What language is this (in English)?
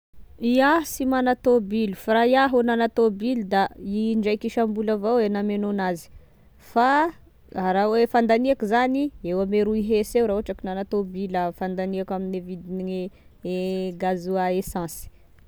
Tesaka Malagasy